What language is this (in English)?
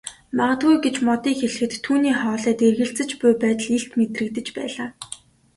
Mongolian